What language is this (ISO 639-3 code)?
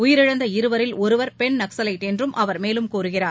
tam